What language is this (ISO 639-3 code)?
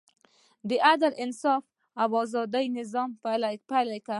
pus